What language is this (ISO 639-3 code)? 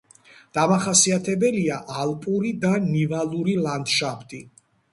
kat